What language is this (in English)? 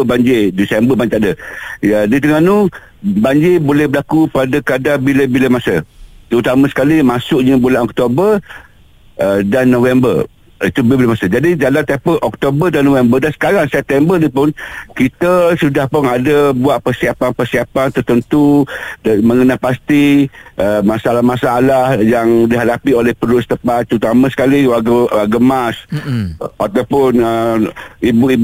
Malay